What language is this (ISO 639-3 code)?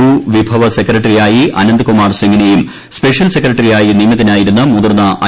mal